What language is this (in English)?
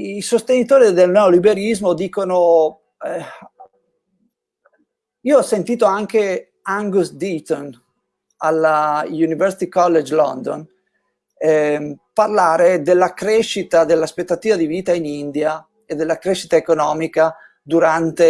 Italian